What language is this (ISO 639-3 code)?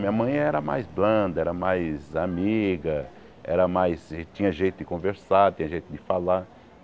por